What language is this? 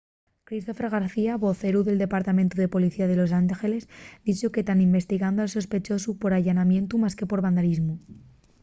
Asturian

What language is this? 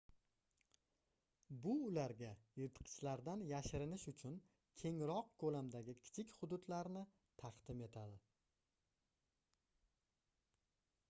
Uzbek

